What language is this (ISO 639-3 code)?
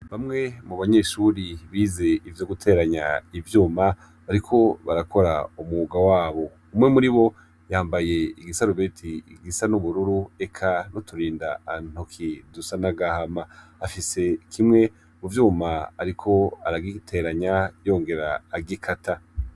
run